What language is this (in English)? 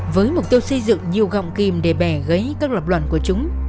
Vietnamese